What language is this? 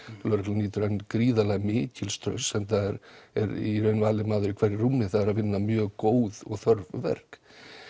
Icelandic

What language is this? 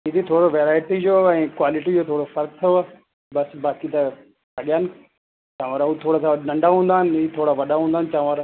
Sindhi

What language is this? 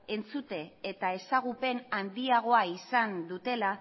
Basque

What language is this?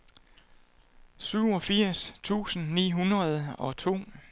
Danish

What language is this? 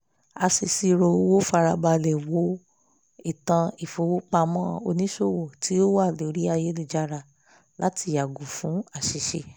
Yoruba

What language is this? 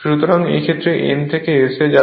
Bangla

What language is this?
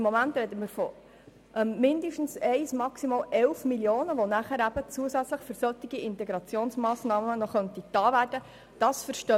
Swiss German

